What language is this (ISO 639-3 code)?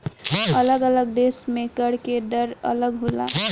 bho